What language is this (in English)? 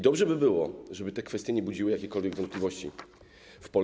Polish